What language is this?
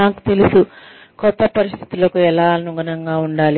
Telugu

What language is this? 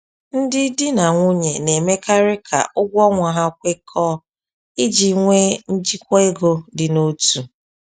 Igbo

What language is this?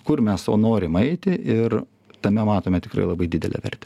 Lithuanian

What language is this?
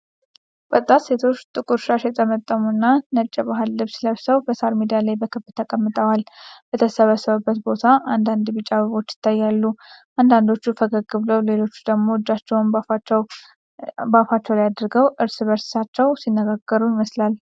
Amharic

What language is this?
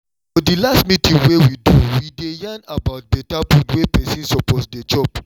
Nigerian Pidgin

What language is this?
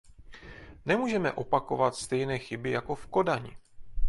Czech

